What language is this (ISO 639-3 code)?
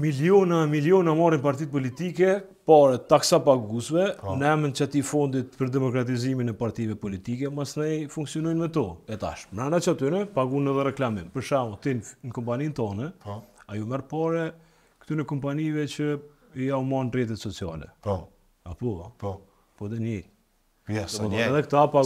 ron